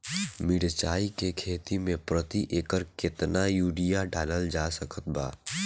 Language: Bhojpuri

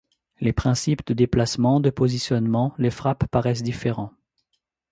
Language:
French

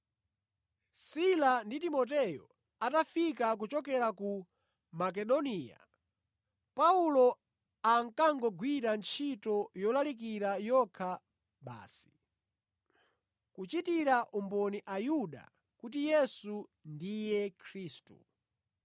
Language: Nyanja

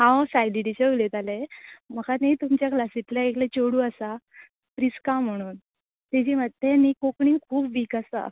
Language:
Konkani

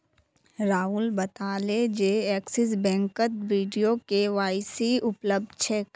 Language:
Magahi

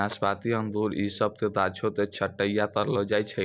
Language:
Maithili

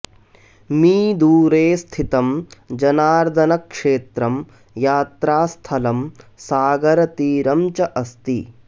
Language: Sanskrit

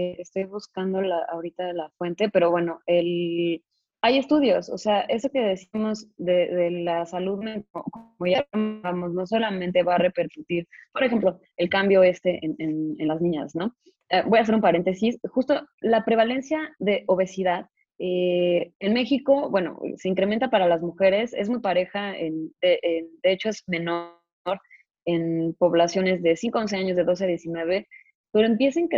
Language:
Spanish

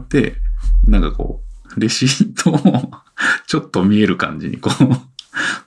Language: Japanese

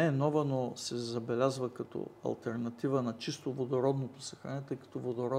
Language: Bulgarian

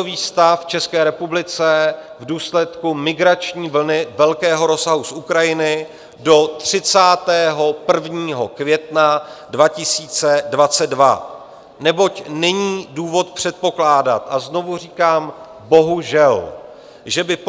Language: Czech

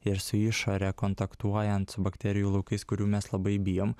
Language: Lithuanian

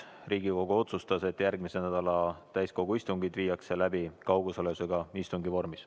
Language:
Estonian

